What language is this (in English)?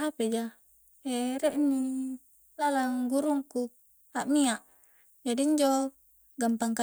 Coastal Konjo